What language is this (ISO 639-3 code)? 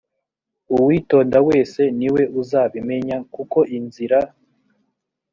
kin